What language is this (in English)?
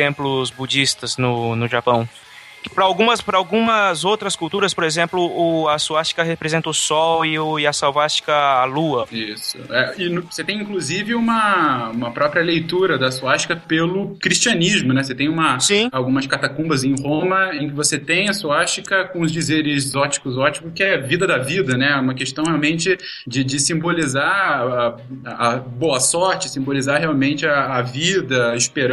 Portuguese